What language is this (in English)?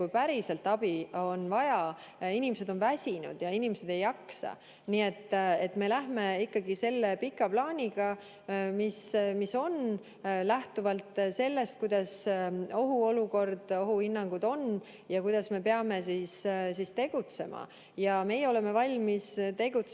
Estonian